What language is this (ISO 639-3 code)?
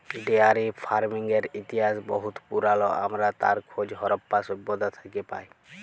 ben